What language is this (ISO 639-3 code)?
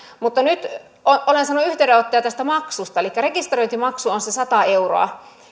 fin